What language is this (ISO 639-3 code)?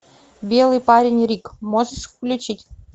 rus